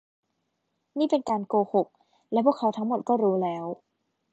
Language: Thai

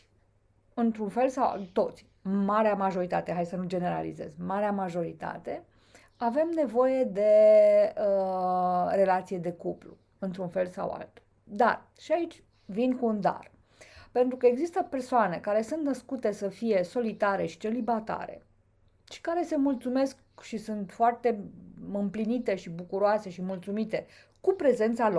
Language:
Romanian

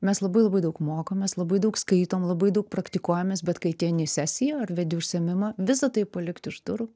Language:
Lithuanian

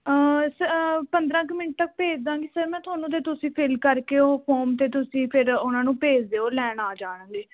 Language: Punjabi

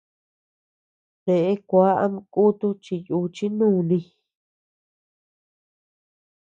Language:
Tepeuxila Cuicatec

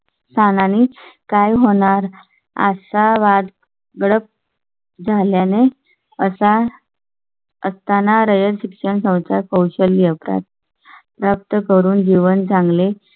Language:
Marathi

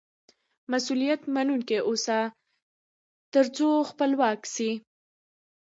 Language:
Pashto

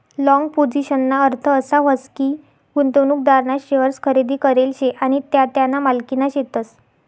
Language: Marathi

